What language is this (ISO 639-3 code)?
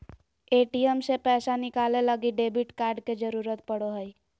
mag